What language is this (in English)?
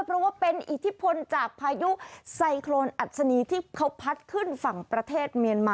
Thai